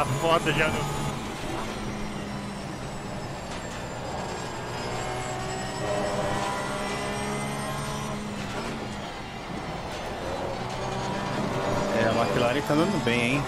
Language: Portuguese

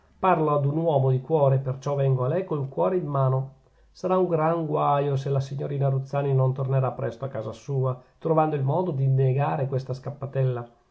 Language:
Italian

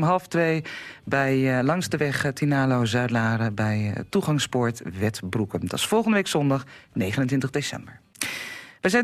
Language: Dutch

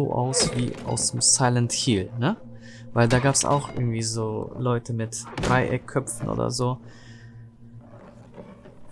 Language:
German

